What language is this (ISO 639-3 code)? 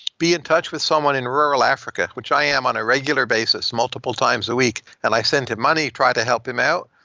eng